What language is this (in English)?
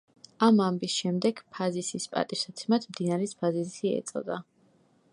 Georgian